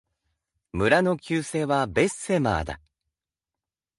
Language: Japanese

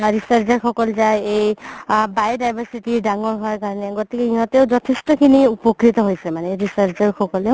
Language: Assamese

